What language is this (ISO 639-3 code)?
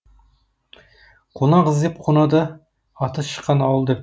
kaz